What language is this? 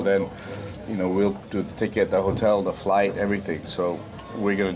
Indonesian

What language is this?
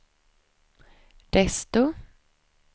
Swedish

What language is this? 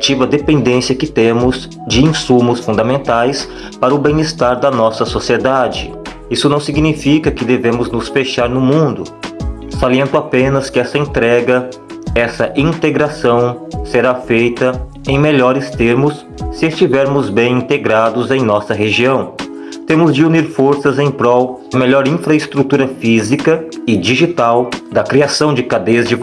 Portuguese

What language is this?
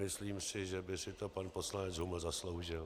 Czech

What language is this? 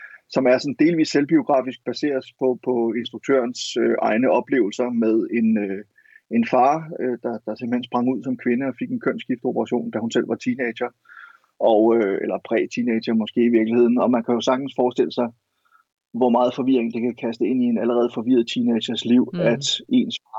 Danish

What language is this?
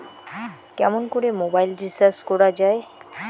Bangla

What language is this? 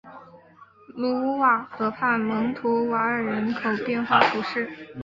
Chinese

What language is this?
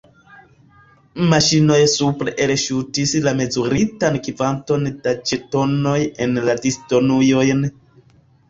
Esperanto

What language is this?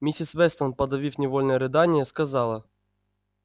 Russian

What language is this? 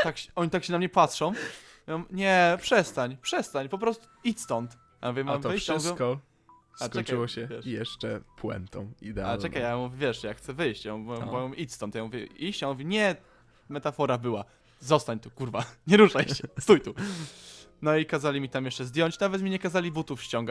Polish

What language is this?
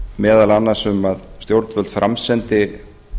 Icelandic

